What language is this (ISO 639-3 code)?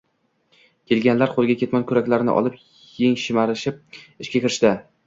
uzb